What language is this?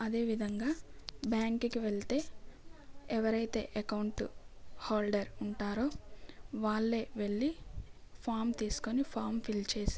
Telugu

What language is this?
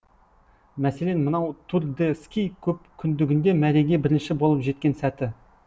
Kazakh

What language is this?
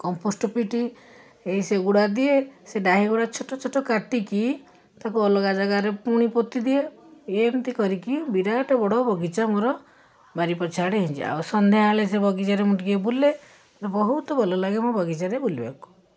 Odia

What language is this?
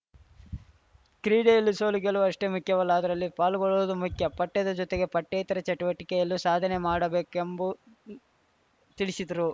Kannada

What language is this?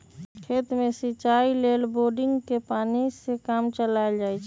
Magahi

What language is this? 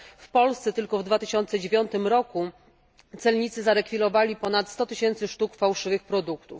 Polish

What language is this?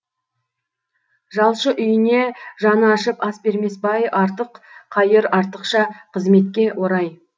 Kazakh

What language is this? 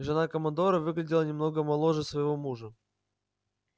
Russian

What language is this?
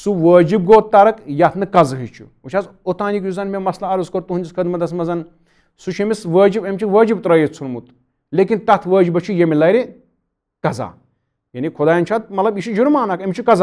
Turkish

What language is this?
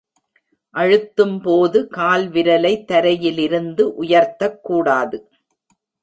Tamil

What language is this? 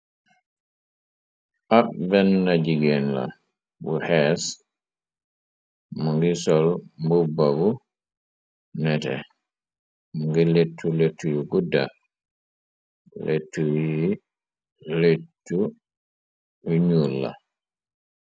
Wolof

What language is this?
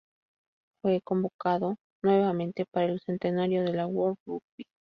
Spanish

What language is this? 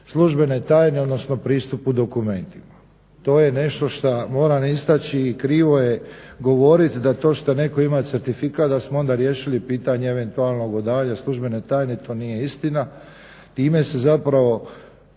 Croatian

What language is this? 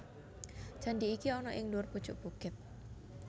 Javanese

